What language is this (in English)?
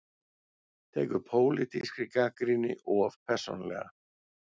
Icelandic